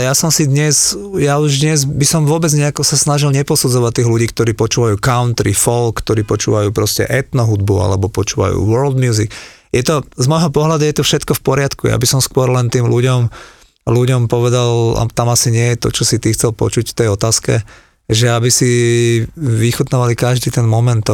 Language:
Slovak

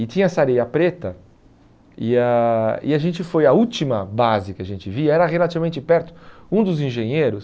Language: Portuguese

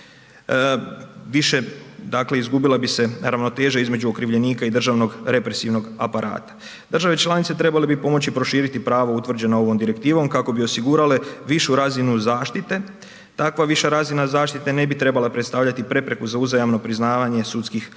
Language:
Croatian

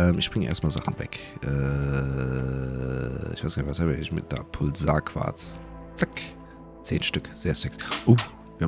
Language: German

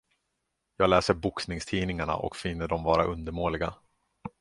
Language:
Swedish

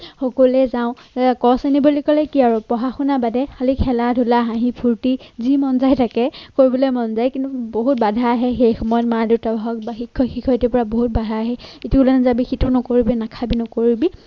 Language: Assamese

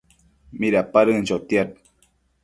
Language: Matsés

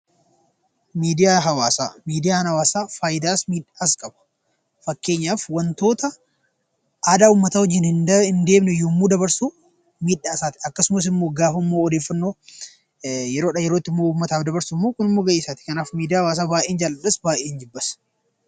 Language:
Oromo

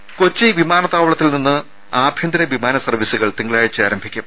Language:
Malayalam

